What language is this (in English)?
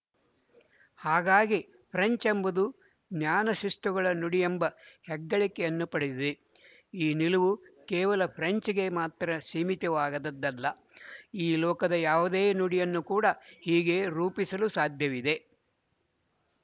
Kannada